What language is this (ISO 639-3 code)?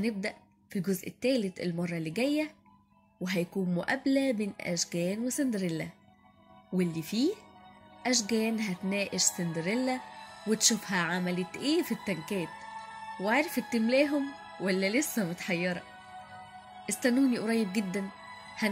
ara